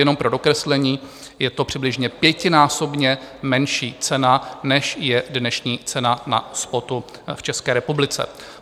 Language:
Czech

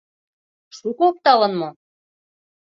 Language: Mari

